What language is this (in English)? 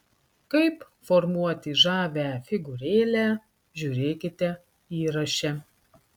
Lithuanian